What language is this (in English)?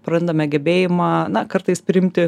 Lithuanian